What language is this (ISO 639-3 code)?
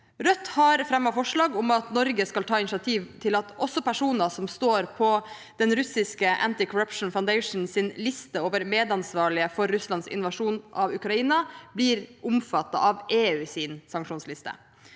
nor